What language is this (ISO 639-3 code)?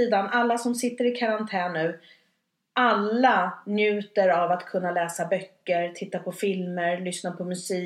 swe